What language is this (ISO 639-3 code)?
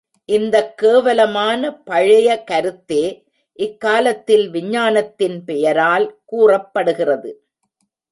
tam